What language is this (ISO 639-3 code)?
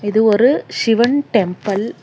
tam